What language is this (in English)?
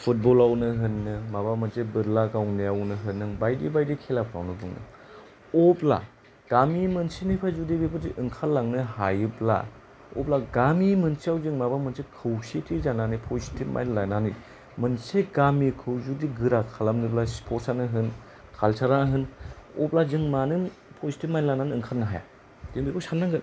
Bodo